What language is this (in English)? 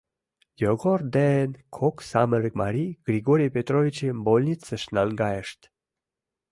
Mari